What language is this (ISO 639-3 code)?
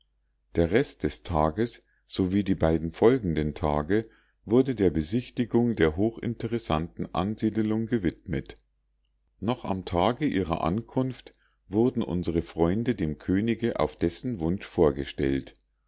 deu